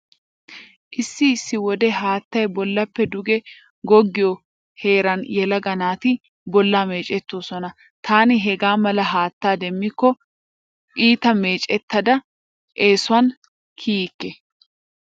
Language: Wolaytta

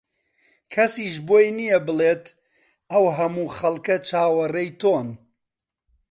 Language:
Central Kurdish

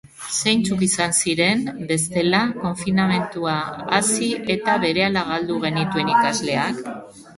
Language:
Basque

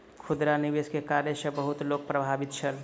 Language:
Maithili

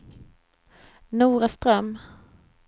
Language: Swedish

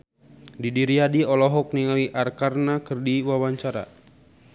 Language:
Sundanese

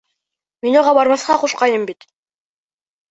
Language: Bashkir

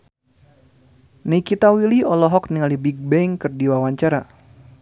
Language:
Sundanese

